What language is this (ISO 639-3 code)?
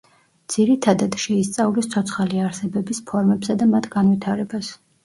kat